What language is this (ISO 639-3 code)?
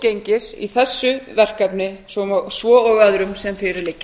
isl